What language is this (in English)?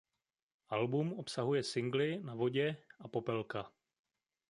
Czech